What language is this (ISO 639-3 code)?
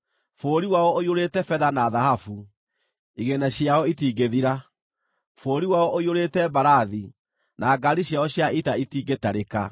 kik